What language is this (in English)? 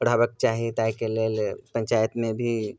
Maithili